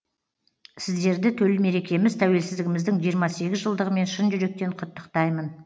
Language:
Kazakh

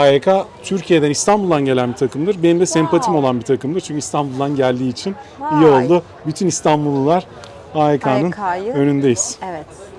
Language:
Turkish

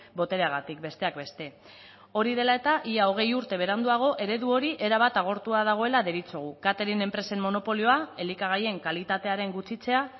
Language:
Basque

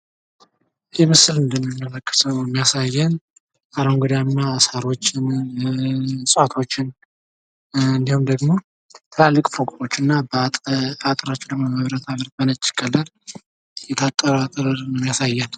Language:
Amharic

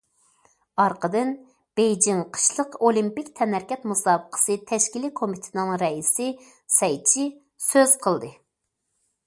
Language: Uyghur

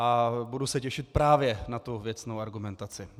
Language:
Czech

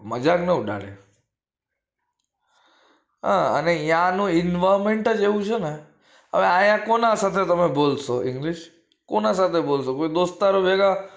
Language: Gujarati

